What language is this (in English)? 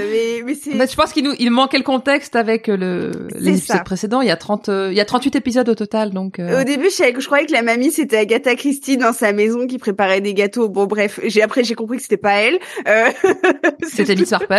French